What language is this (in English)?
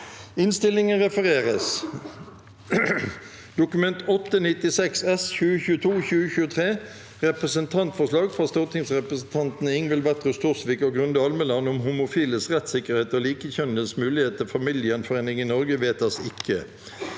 Norwegian